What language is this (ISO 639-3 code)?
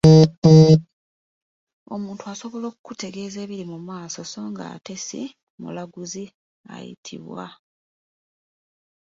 lug